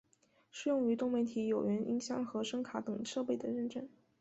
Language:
Chinese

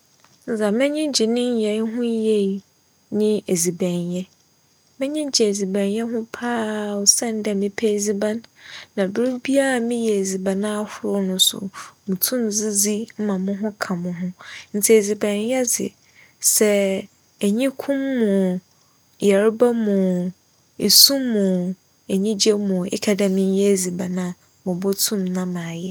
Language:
Akan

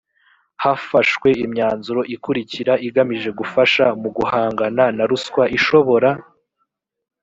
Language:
Kinyarwanda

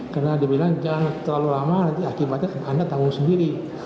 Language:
Indonesian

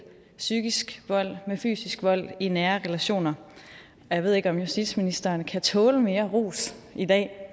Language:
Danish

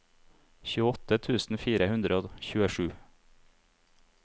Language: Norwegian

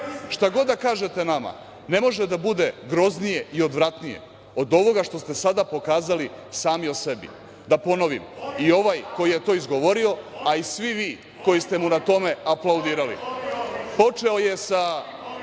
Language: Serbian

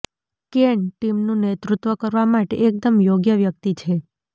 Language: Gujarati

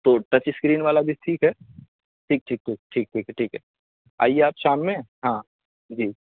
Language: Urdu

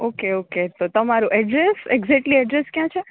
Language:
Gujarati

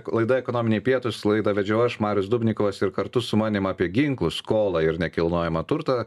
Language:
Lithuanian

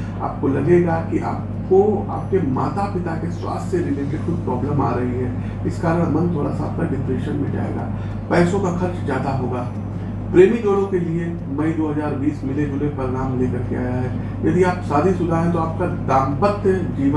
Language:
Hindi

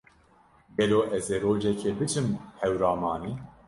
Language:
Kurdish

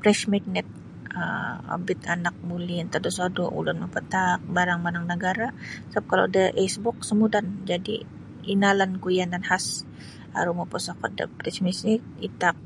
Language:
Sabah Bisaya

